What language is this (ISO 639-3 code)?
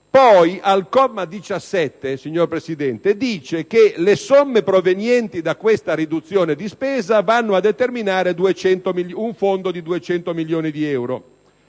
ita